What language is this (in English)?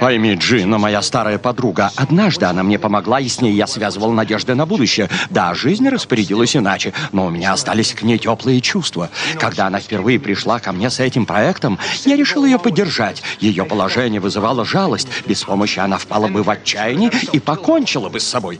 Russian